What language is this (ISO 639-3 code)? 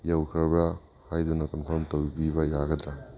mni